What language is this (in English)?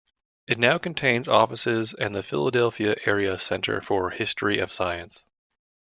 English